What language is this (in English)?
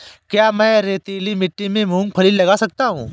Hindi